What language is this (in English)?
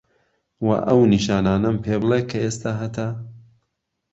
Central Kurdish